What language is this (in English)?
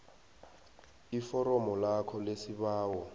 South Ndebele